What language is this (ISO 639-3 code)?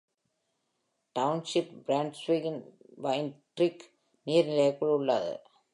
tam